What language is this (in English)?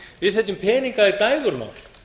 Icelandic